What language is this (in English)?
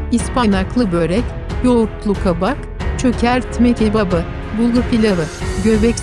Turkish